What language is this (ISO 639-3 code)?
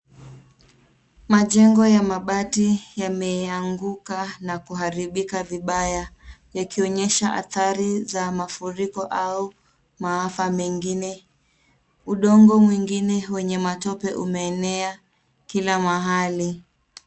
swa